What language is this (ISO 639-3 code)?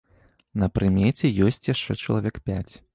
bel